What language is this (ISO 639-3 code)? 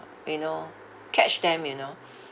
eng